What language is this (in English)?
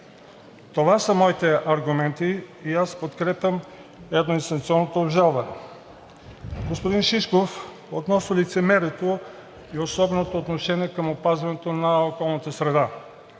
Bulgarian